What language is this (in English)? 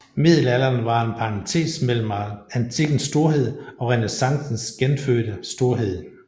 Danish